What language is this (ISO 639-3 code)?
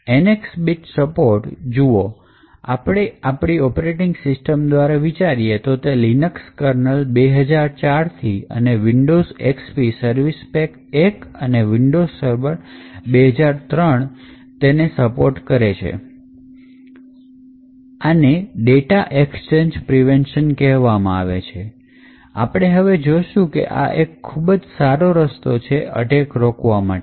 guj